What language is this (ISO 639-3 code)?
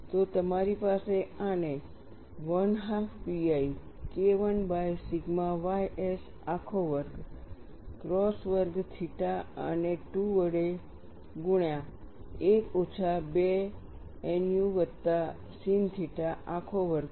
guj